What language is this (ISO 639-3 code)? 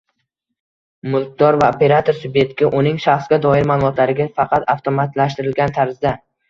uzb